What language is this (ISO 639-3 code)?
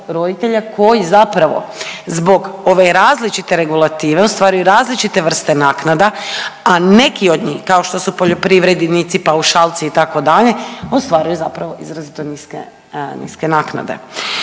hrv